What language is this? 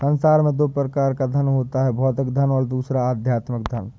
Hindi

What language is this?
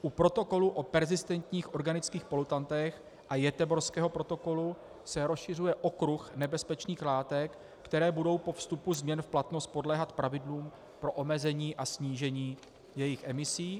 Czech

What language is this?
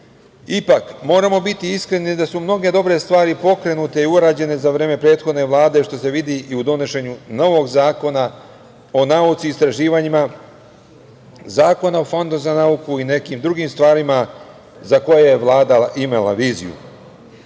Serbian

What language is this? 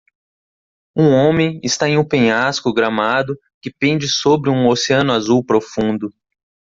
Portuguese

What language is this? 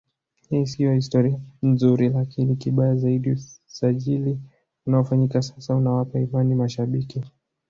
Swahili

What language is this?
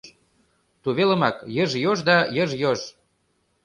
Mari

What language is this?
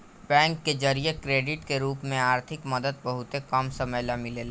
Bhojpuri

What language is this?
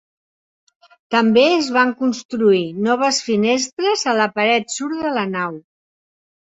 Catalan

